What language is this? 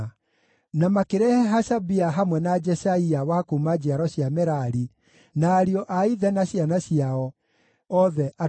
Kikuyu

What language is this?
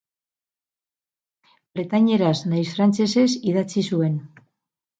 Basque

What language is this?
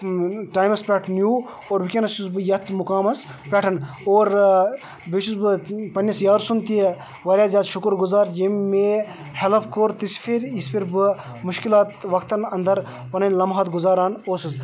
Kashmiri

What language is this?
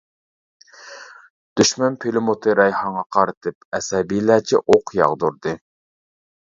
Uyghur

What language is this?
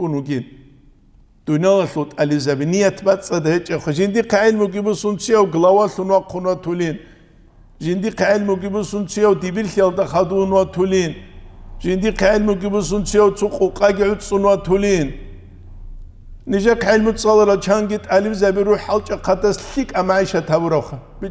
Arabic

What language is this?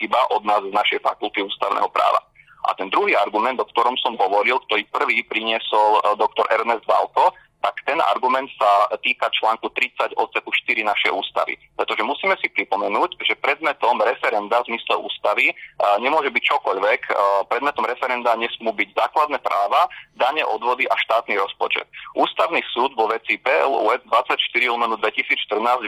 Slovak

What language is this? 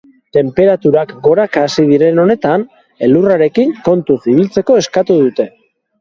Basque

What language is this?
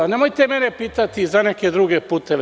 Serbian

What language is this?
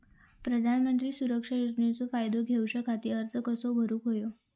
Marathi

